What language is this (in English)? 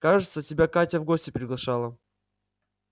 Russian